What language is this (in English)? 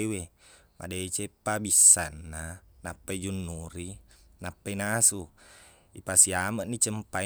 Buginese